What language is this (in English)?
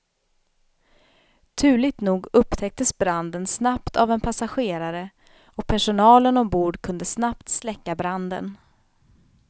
Swedish